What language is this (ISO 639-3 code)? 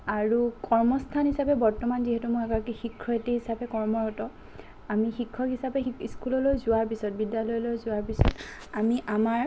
asm